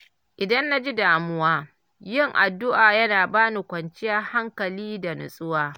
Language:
Hausa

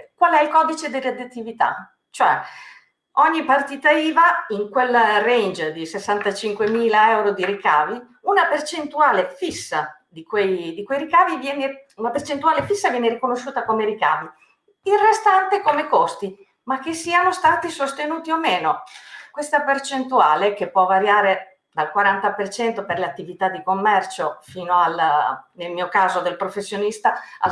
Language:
Italian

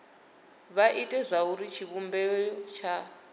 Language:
Venda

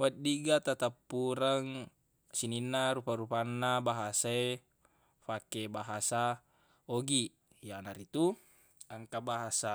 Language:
Buginese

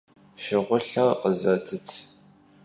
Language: Kabardian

